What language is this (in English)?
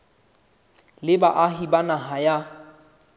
Southern Sotho